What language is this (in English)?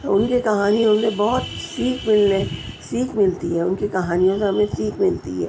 Urdu